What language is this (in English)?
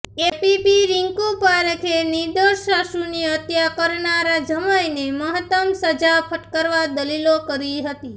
Gujarati